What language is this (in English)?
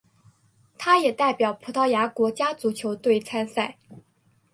Chinese